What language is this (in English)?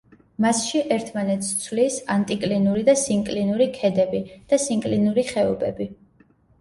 Georgian